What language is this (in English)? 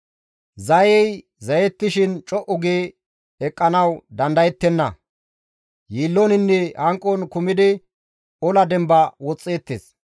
Gamo